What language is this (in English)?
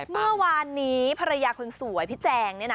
Thai